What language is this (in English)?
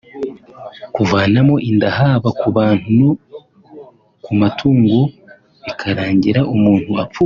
Kinyarwanda